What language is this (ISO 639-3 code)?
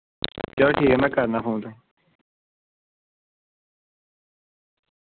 doi